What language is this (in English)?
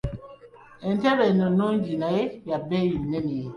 Ganda